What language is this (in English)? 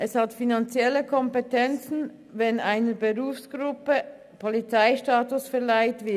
Swiss German